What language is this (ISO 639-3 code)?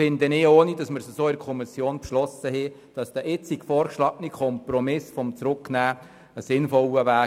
gsw